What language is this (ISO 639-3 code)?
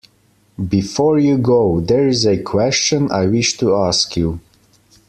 eng